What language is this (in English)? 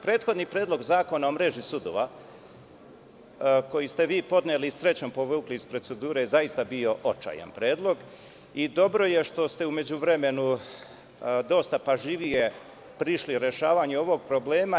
Serbian